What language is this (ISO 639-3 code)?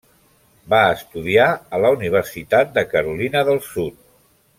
cat